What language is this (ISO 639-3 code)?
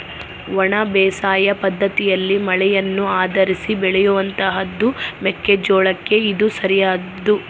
kan